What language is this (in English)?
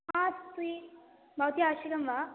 Sanskrit